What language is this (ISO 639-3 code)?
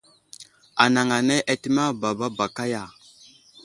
udl